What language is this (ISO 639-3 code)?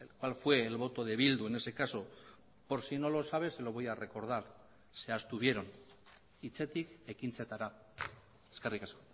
spa